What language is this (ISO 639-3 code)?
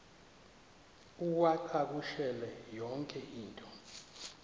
xho